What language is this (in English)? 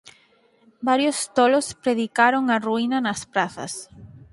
Galician